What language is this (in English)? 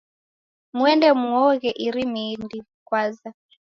Taita